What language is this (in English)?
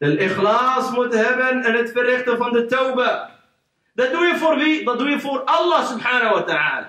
Dutch